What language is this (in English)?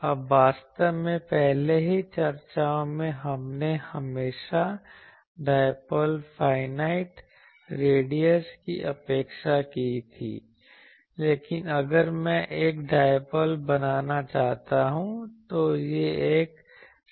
Hindi